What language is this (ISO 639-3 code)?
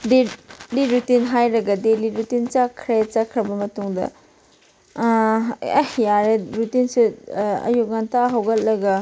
mni